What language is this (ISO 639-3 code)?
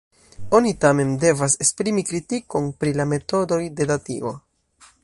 epo